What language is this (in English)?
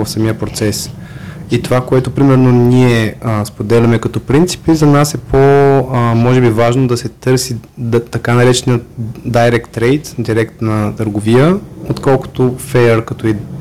Bulgarian